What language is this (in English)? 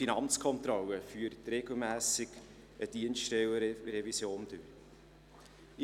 Swiss German